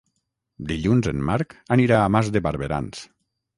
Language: Catalan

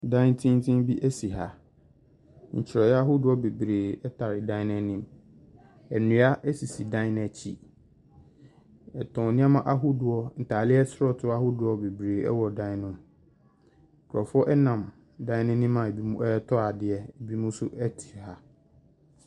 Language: Akan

